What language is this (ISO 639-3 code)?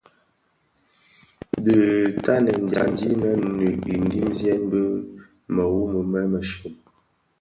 ksf